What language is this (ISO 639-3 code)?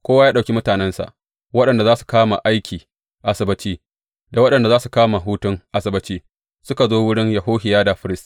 hau